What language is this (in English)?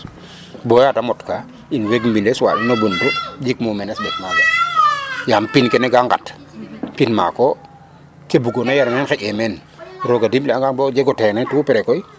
Serer